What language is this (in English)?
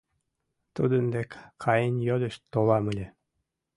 Mari